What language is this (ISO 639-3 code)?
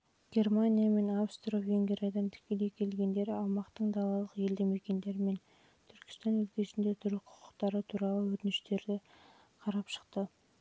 kaz